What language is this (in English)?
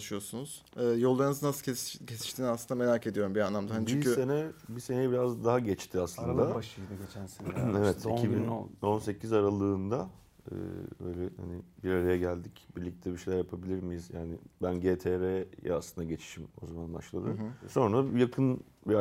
Turkish